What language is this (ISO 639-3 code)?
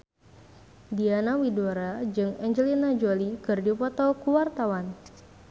sun